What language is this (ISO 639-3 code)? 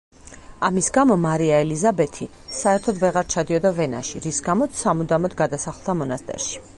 kat